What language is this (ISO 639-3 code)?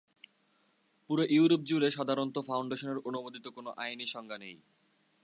ben